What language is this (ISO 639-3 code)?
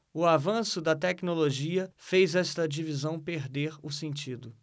por